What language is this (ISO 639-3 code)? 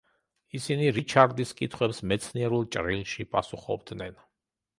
kat